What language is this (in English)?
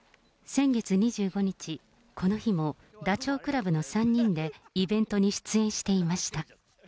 Japanese